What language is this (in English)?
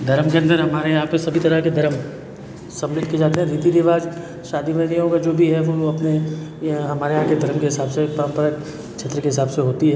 Hindi